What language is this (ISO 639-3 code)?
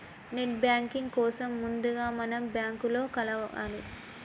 tel